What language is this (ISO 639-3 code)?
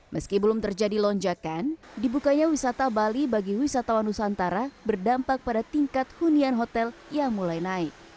ind